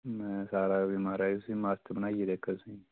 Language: Dogri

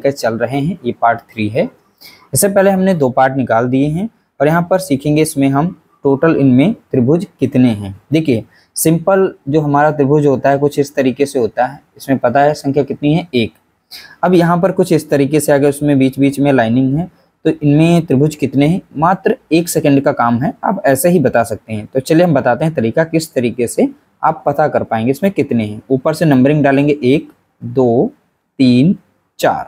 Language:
Hindi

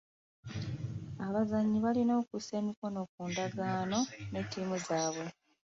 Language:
Ganda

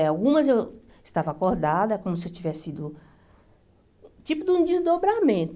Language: Portuguese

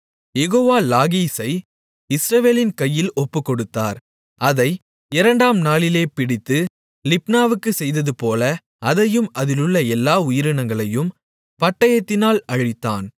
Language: Tamil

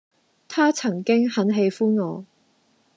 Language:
Cantonese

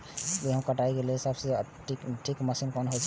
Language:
Maithili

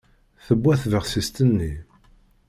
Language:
Kabyle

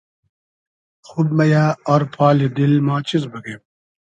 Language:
Hazaragi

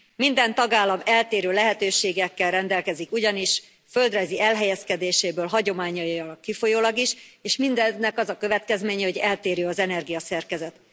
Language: Hungarian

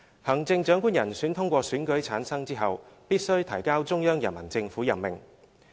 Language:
Cantonese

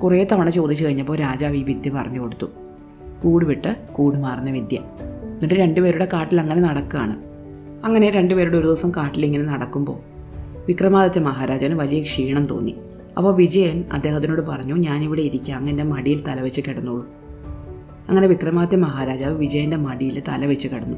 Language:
Malayalam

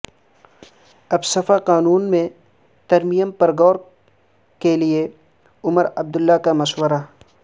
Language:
Urdu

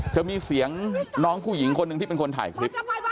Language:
Thai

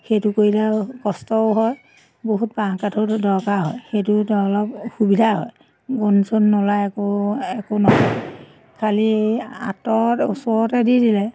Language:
Assamese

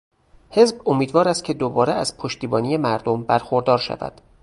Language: Persian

